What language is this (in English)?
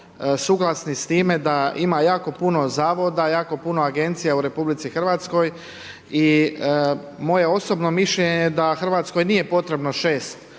Croatian